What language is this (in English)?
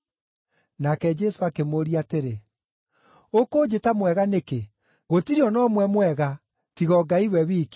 Kikuyu